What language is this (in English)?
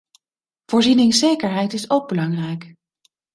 Dutch